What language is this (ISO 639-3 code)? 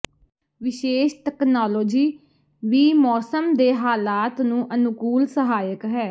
pan